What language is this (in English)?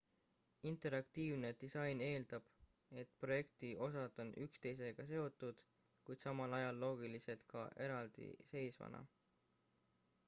Estonian